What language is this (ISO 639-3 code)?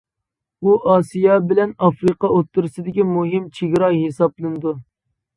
uig